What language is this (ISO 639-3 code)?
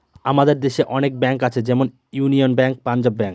ben